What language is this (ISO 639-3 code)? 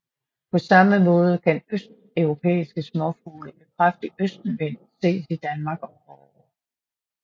dan